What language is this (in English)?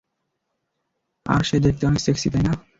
Bangla